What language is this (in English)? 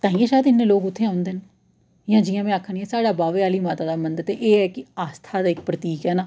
Dogri